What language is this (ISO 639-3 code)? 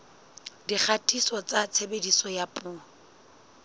sot